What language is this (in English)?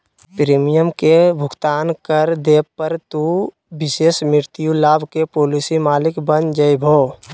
Magahi